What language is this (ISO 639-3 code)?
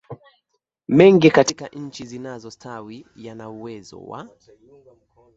swa